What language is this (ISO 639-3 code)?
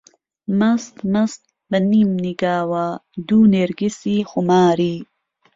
ckb